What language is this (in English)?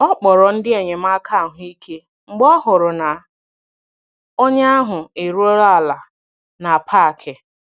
Igbo